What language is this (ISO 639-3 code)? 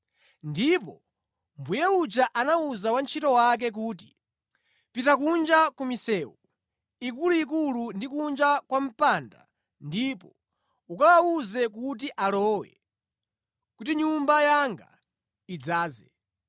nya